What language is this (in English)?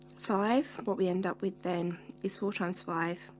English